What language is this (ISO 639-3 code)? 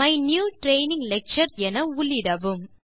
tam